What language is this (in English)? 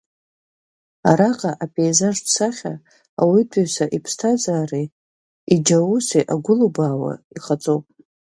Abkhazian